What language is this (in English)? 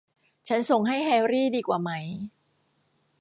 Thai